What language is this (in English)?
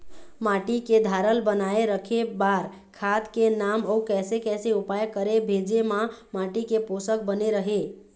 Chhattisgarhi